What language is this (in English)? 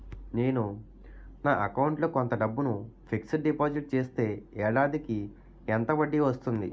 Telugu